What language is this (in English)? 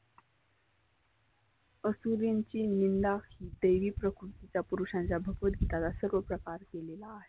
Marathi